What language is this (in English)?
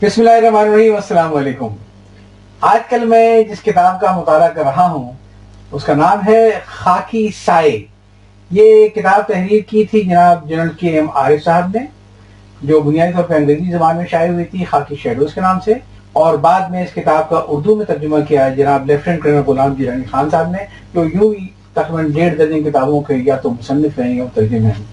Urdu